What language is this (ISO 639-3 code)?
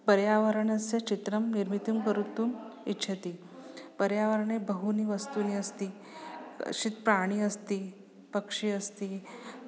san